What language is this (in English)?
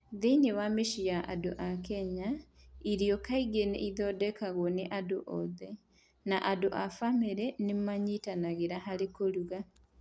Kikuyu